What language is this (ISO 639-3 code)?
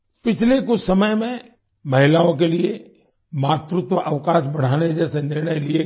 hin